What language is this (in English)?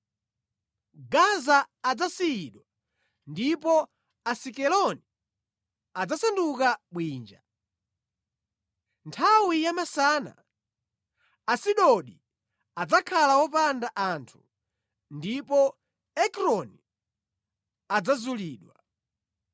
Nyanja